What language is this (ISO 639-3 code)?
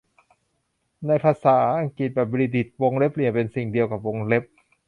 tha